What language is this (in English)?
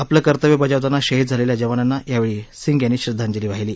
Marathi